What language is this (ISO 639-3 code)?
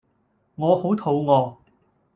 yue